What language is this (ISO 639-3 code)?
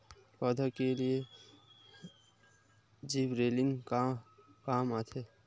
hne